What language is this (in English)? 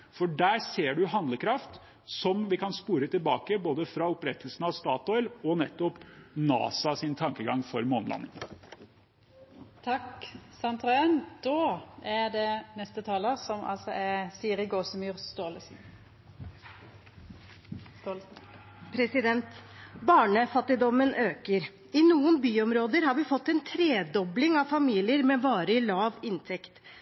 Norwegian Bokmål